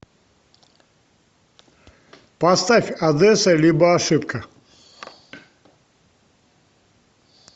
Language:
Russian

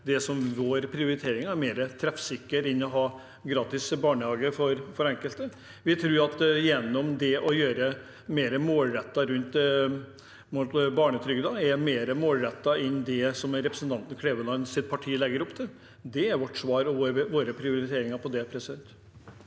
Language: Norwegian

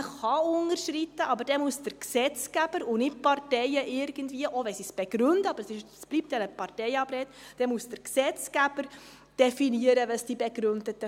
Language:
Swiss German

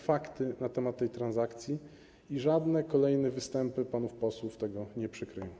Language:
Polish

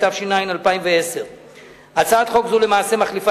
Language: Hebrew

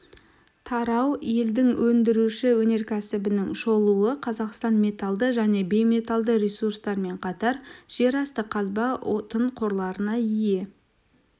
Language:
Kazakh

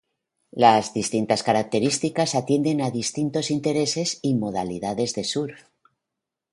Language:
Spanish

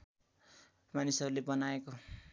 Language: Nepali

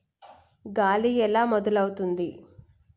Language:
Telugu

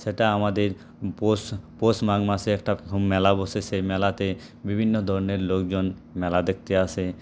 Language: Bangla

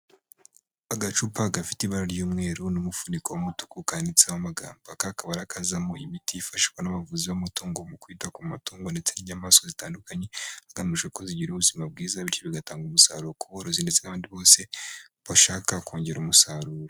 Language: Kinyarwanda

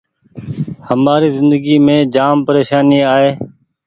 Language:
Goaria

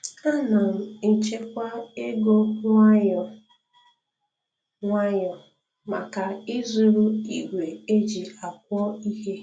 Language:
Igbo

